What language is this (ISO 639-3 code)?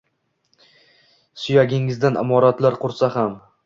uzb